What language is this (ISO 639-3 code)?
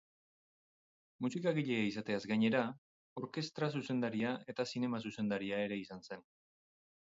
eus